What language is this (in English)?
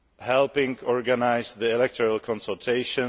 English